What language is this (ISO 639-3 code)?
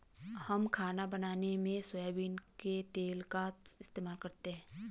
hin